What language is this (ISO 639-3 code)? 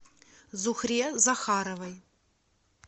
rus